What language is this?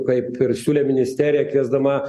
Lithuanian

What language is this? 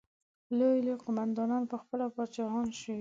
Pashto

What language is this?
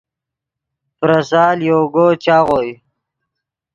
Yidgha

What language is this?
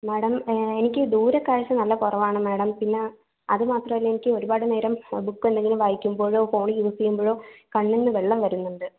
Malayalam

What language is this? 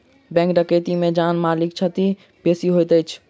Maithili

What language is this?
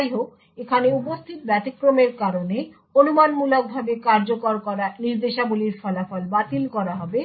Bangla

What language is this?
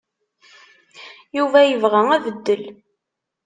Kabyle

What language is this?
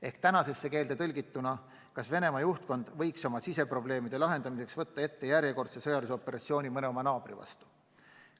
Estonian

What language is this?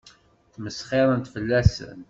Kabyle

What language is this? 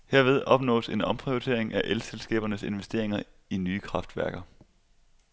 Danish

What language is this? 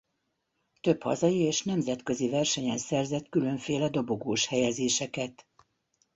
Hungarian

